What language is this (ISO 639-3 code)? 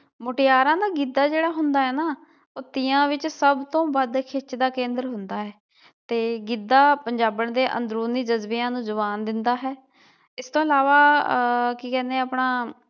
pan